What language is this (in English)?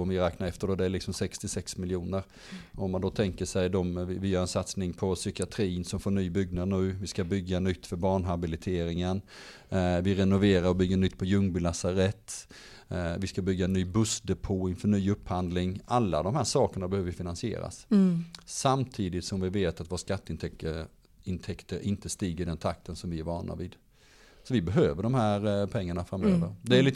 Swedish